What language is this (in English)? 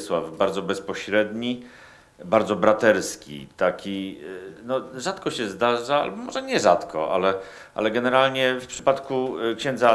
Polish